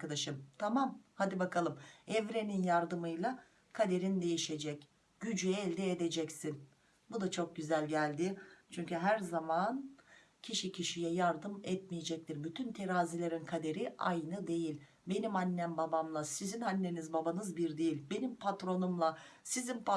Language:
Turkish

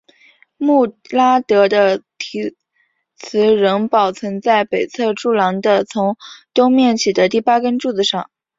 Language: Chinese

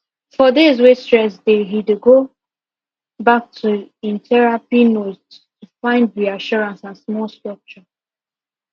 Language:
Nigerian Pidgin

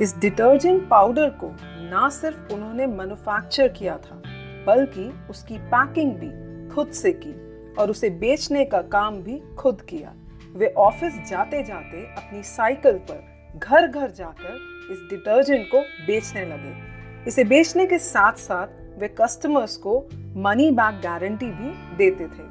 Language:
Hindi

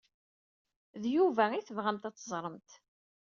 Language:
Kabyle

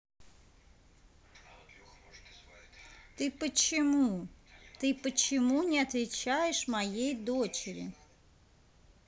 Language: Russian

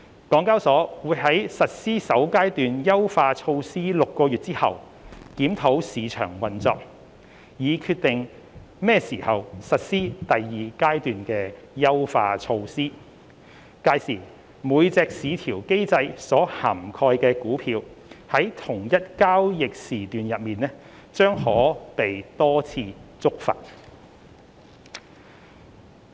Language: Cantonese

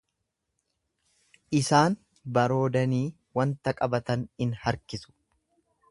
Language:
Oromo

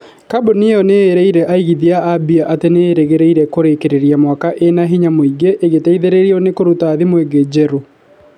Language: Kikuyu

